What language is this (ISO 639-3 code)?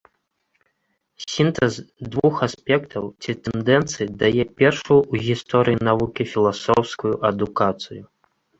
bel